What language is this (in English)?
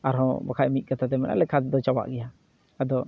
Santali